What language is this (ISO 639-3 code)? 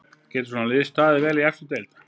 isl